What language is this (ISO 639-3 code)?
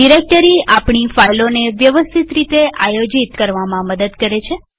guj